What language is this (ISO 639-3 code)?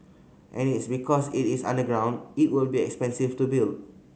eng